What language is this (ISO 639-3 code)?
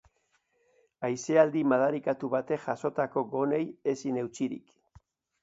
eus